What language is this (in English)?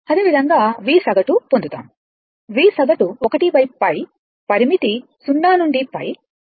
Telugu